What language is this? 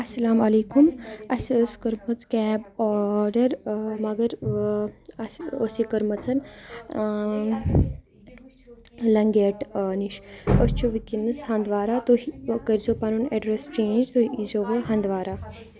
Kashmiri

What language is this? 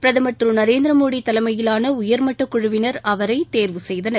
Tamil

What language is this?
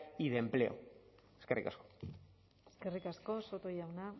Basque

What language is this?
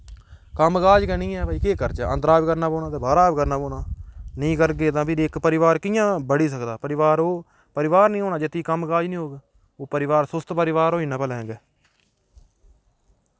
Dogri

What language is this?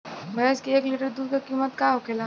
Bhojpuri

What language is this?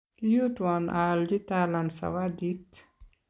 Kalenjin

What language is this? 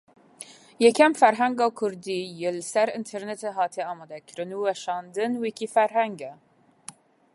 Kurdish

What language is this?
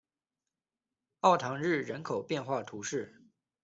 Chinese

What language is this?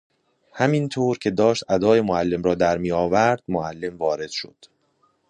Persian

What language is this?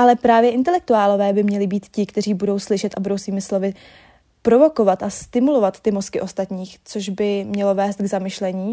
Czech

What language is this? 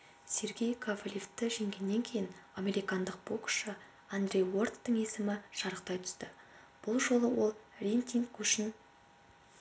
Kazakh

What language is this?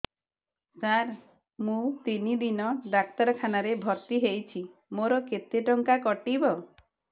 Odia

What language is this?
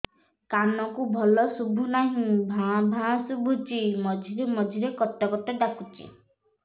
Odia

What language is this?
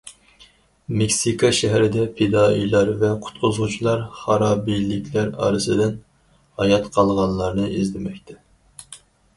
Uyghur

